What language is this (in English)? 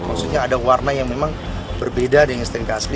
Indonesian